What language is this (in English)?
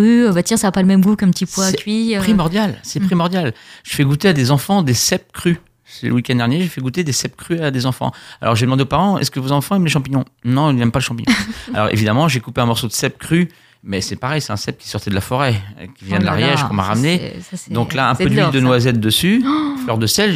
French